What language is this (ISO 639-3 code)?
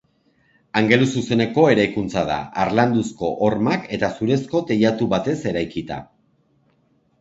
eus